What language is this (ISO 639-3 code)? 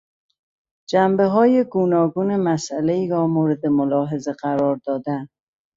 fas